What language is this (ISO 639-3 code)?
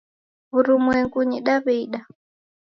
dav